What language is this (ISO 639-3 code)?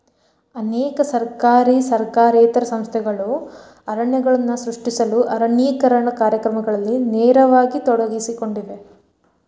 kan